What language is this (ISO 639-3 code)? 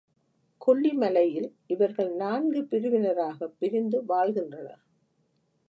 tam